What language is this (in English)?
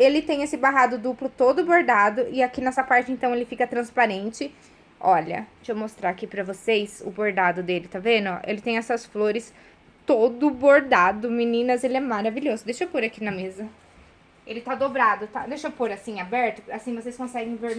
Portuguese